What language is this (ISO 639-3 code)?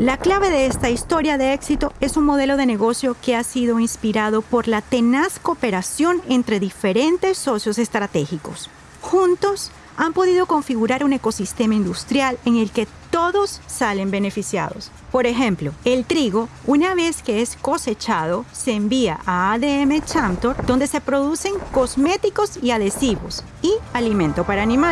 spa